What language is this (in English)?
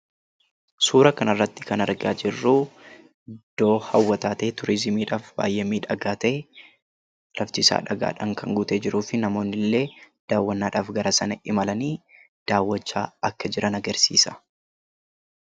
Oromo